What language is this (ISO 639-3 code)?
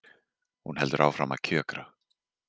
isl